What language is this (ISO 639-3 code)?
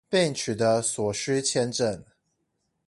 zho